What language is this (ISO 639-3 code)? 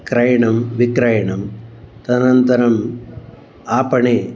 san